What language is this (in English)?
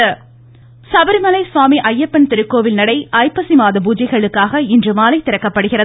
Tamil